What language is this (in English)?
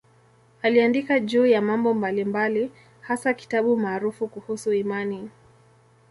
Swahili